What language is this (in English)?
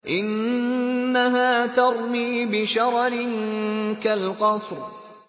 Arabic